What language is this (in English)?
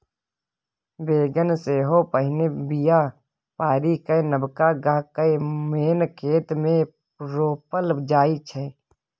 Maithili